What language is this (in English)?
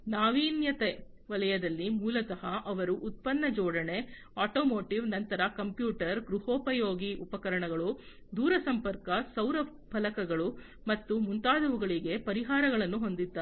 Kannada